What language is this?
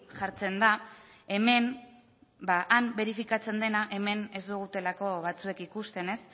Basque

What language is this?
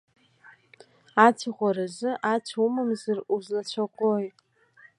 Abkhazian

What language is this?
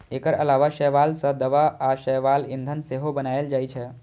Maithili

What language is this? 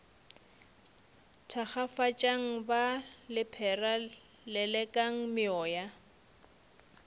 Northern Sotho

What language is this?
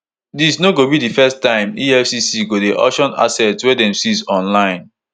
Nigerian Pidgin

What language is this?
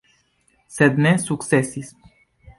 Esperanto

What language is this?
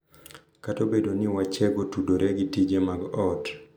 Luo (Kenya and Tanzania)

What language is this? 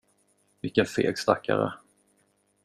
Swedish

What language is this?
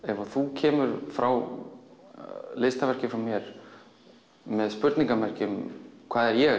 Icelandic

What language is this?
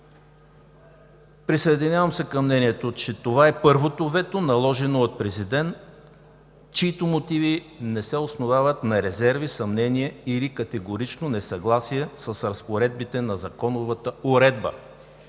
Bulgarian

